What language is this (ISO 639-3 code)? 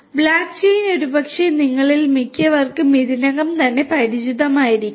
mal